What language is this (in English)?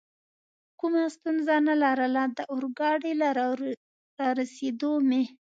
Pashto